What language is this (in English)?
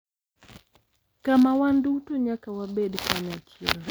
Luo (Kenya and Tanzania)